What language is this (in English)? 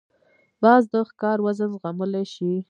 Pashto